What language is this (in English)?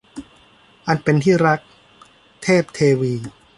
Thai